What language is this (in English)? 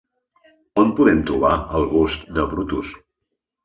Catalan